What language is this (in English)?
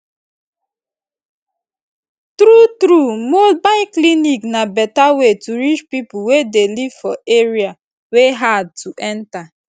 Nigerian Pidgin